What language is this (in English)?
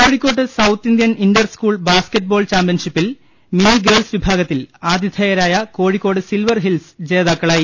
Malayalam